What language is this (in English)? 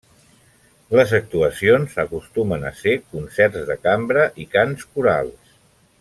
Catalan